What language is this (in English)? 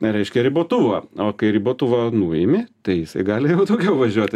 Lithuanian